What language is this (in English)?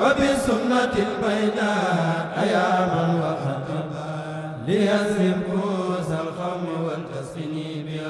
Arabic